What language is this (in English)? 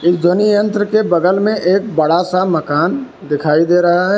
Hindi